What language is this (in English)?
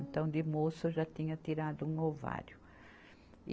Portuguese